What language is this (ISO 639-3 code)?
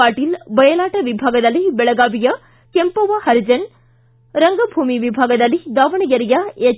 kan